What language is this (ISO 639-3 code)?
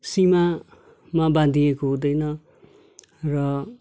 nep